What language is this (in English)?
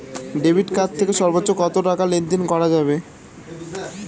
Bangla